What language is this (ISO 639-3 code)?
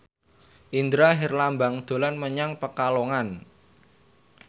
jav